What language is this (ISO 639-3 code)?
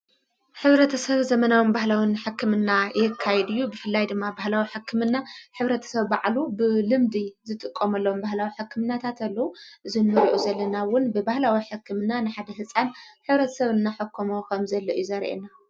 tir